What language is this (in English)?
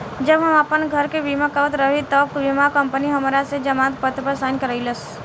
Bhojpuri